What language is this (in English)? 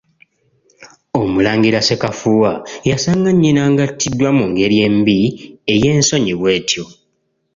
Ganda